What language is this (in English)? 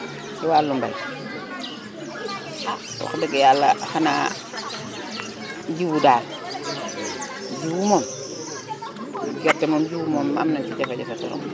Wolof